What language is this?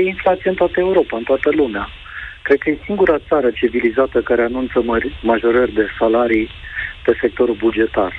Romanian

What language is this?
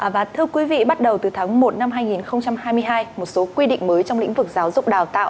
Vietnamese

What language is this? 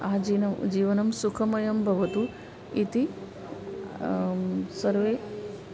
Sanskrit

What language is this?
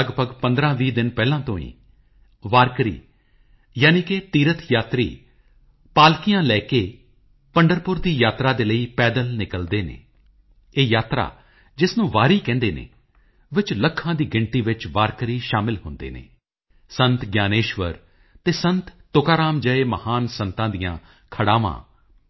Punjabi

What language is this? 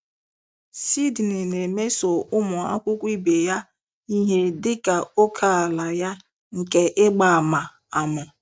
Igbo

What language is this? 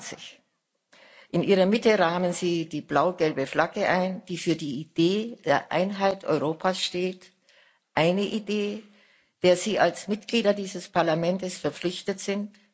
German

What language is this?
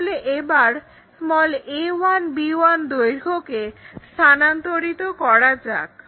Bangla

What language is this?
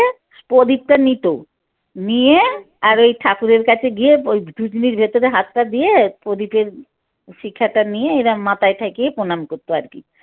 Bangla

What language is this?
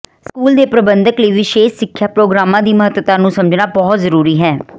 Punjabi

